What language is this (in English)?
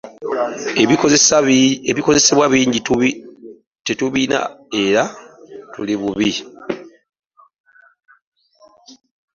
Ganda